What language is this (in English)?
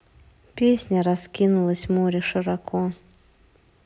Russian